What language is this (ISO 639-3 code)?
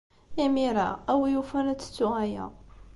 kab